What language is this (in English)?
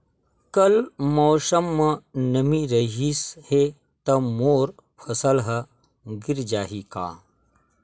Chhattisgarhi